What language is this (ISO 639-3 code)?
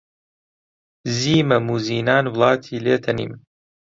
ckb